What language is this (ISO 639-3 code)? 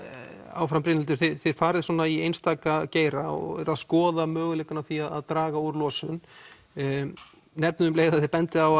isl